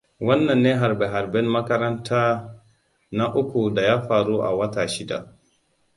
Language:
Hausa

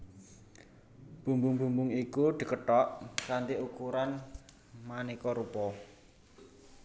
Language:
Javanese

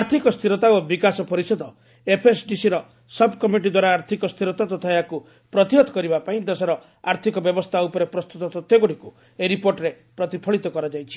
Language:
Odia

